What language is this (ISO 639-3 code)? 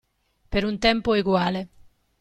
ita